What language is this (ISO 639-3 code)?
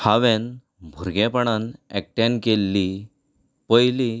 kok